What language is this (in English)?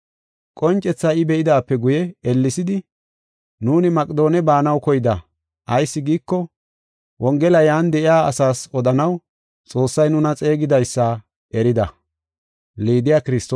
Gofa